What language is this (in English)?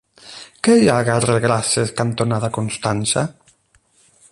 Catalan